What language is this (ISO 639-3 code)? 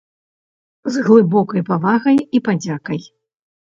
bel